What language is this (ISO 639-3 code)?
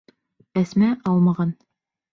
bak